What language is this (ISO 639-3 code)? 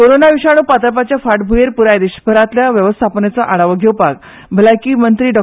kok